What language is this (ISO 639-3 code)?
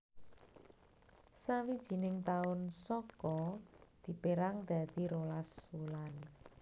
jav